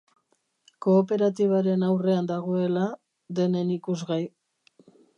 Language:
Basque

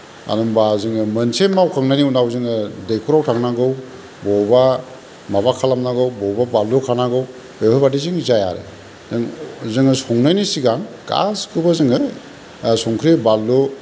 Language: Bodo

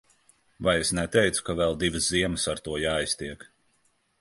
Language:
Latvian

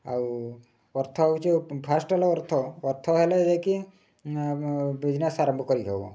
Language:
Odia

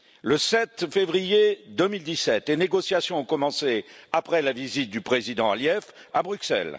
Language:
French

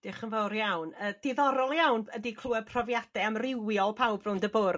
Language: Welsh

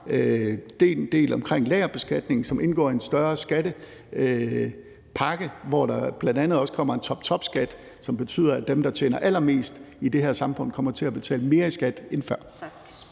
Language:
Danish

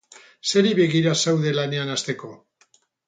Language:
Basque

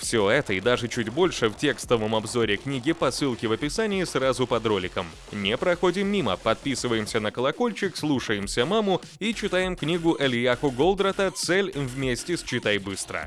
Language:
Russian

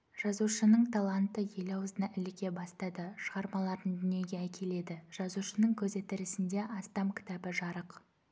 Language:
Kazakh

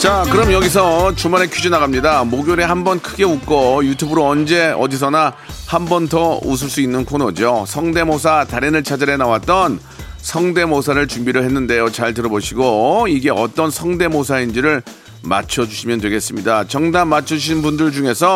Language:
Korean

